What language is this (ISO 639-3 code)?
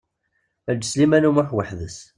kab